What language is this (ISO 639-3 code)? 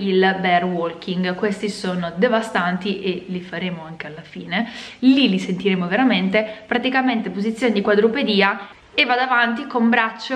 ita